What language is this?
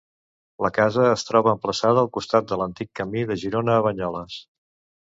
Catalan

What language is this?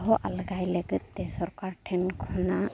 Santali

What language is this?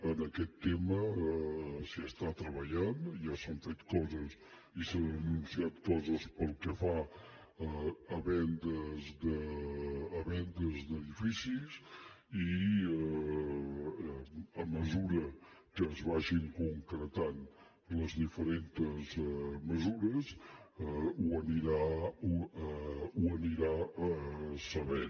Catalan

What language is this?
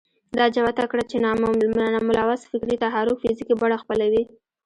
Pashto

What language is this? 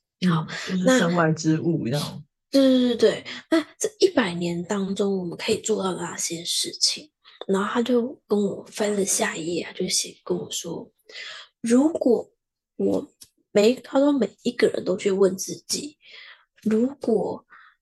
Chinese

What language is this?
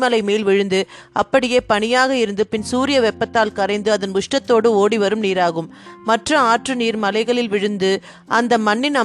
Tamil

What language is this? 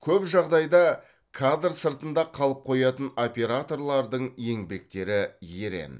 Kazakh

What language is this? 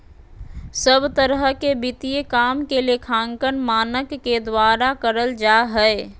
Magahi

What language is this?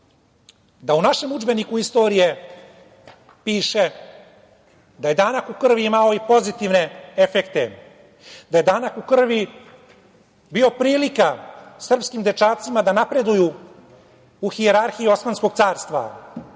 Serbian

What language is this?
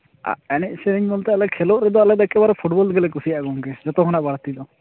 Santali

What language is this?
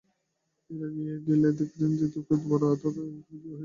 Bangla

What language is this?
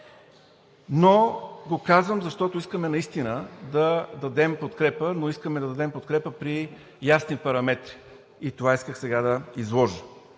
Bulgarian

